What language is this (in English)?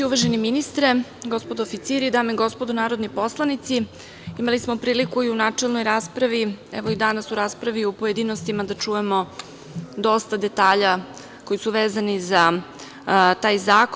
Serbian